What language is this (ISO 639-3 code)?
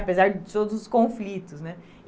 por